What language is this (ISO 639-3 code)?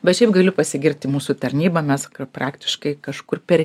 lit